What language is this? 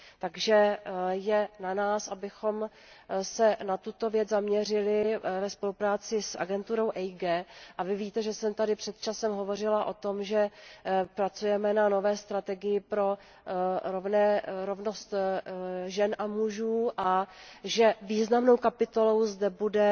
Czech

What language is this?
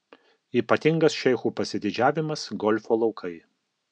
Lithuanian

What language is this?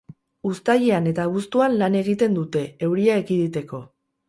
Basque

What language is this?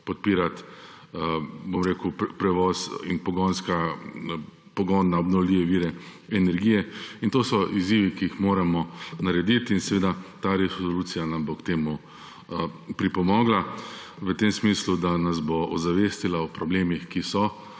Slovenian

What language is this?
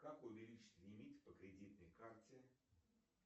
Russian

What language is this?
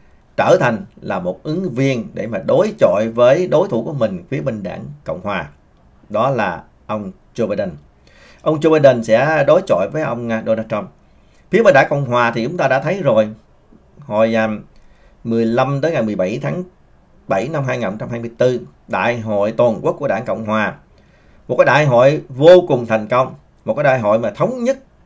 Vietnamese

